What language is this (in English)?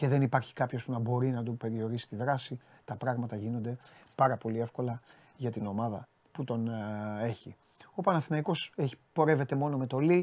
Greek